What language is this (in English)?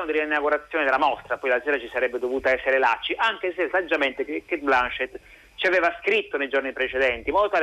Italian